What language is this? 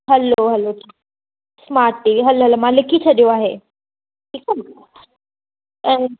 Sindhi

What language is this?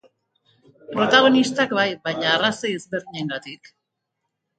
Basque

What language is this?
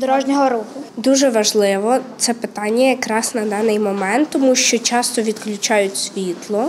Ukrainian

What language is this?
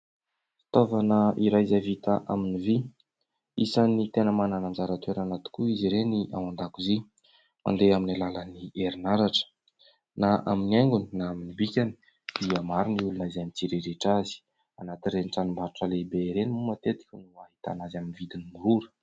Malagasy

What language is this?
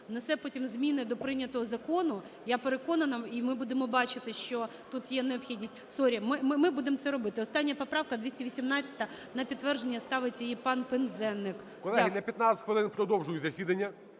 Ukrainian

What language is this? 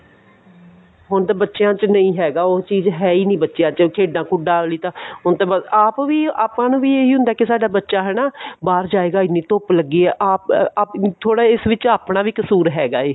Punjabi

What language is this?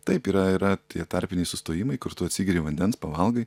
Lithuanian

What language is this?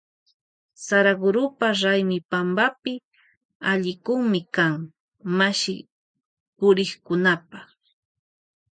Loja Highland Quichua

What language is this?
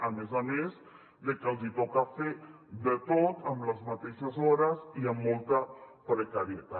Catalan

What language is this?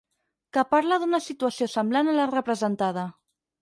Catalan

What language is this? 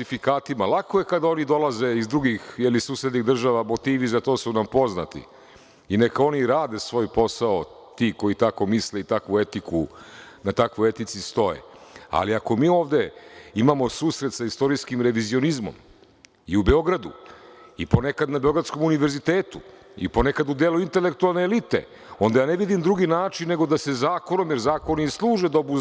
Serbian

